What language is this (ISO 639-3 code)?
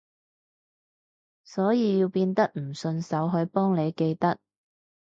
yue